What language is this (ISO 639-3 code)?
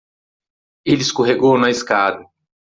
por